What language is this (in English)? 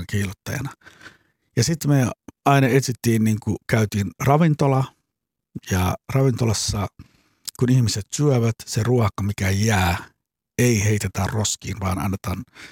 Finnish